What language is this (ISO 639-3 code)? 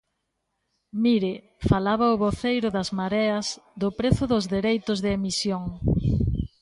glg